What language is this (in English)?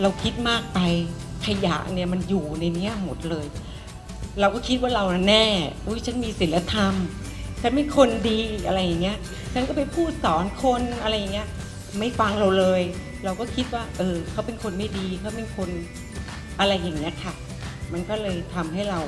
Thai